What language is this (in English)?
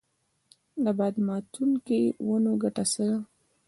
Pashto